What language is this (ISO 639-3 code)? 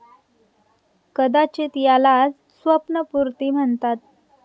mar